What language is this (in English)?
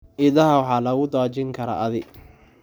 Somali